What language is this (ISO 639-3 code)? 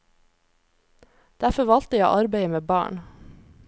nor